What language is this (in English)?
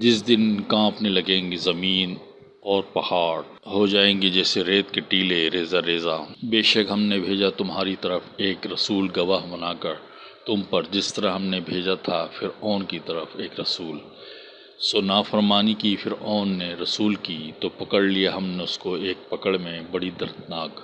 Urdu